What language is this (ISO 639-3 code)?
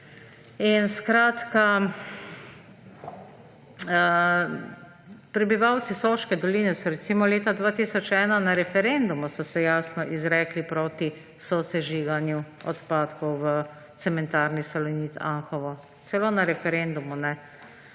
slv